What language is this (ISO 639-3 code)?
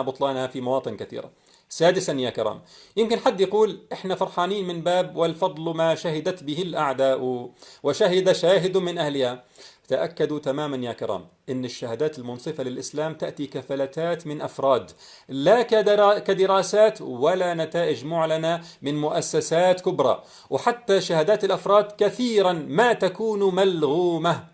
ara